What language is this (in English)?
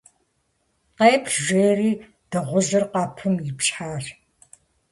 Kabardian